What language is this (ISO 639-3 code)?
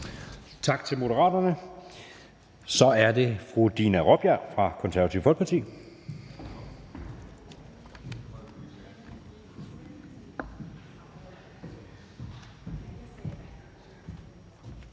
dan